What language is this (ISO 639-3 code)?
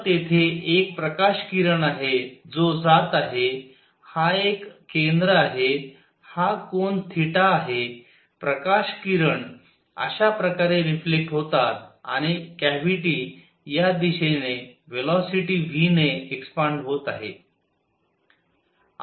mar